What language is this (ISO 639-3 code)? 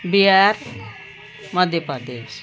nep